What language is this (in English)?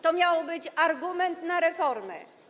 Polish